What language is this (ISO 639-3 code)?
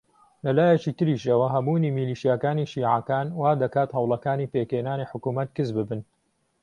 ckb